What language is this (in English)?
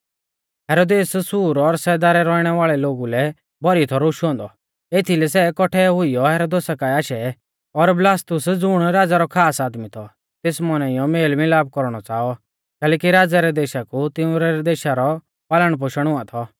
Mahasu Pahari